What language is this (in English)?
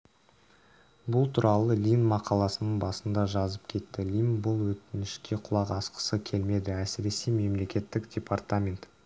Kazakh